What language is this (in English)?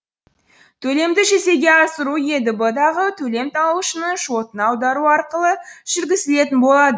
Kazakh